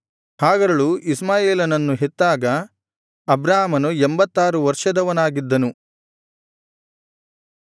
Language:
Kannada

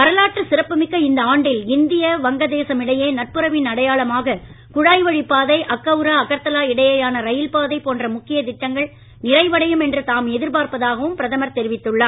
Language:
Tamil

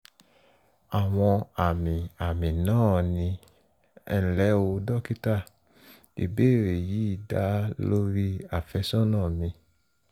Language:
Yoruba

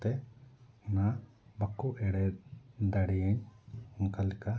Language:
Santali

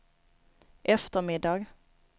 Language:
Swedish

